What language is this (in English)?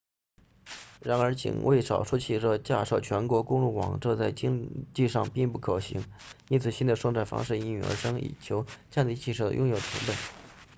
Chinese